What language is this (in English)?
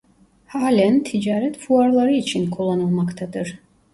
Turkish